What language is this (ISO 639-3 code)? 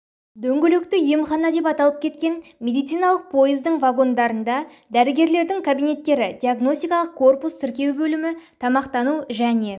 kaz